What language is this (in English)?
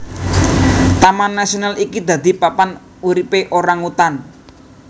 Javanese